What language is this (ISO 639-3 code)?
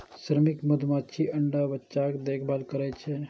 mai